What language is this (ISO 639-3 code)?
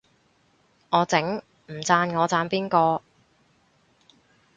yue